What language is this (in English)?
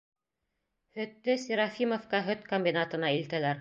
Bashkir